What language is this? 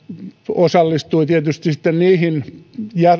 Finnish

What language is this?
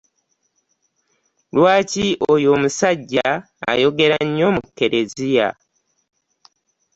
Ganda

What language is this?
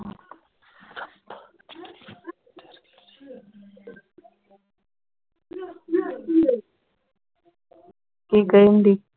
Punjabi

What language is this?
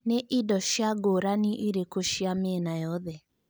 Kikuyu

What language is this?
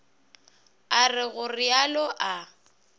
Northern Sotho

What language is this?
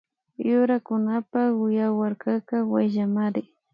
Imbabura Highland Quichua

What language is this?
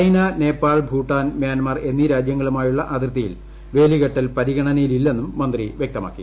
Malayalam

